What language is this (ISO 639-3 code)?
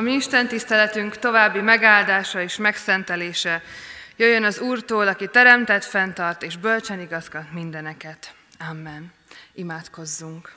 hun